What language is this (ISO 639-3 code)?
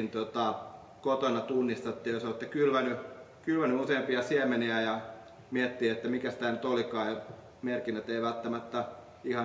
fin